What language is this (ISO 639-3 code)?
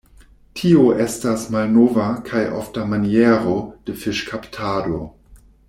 epo